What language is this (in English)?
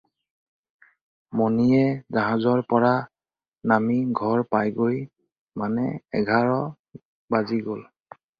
Assamese